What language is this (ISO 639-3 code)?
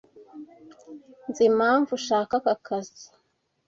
kin